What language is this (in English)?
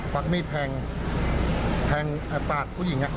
Thai